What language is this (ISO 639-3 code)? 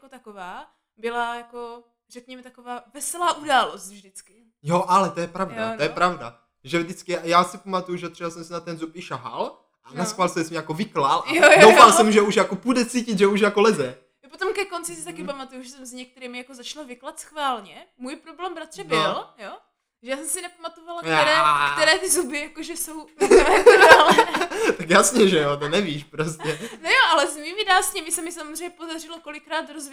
ces